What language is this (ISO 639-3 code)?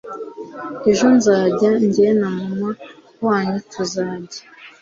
kin